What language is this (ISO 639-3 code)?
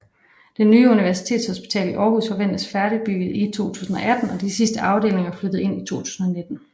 dan